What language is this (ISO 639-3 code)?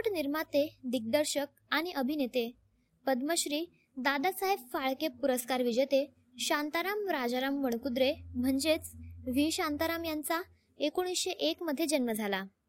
mar